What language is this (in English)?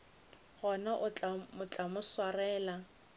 Northern Sotho